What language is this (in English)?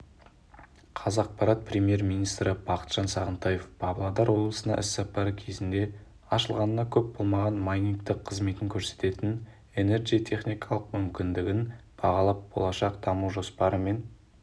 Kazakh